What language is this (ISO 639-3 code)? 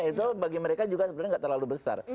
ind